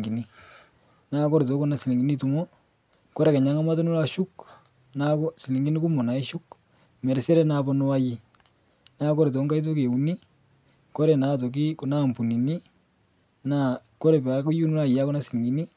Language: Masai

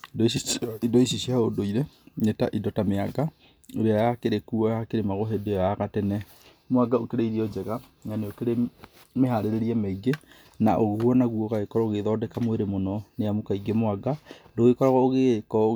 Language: Kikuyu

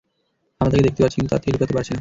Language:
Bangla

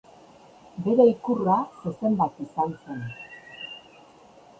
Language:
Basque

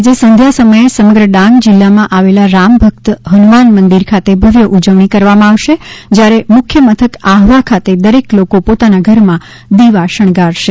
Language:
Gujarati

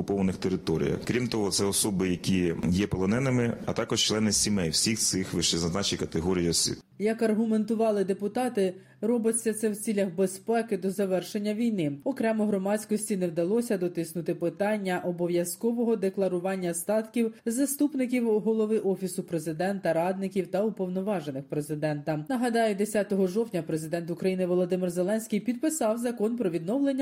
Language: Ukrainian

